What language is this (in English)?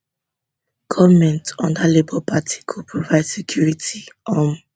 Nigerian Pidgin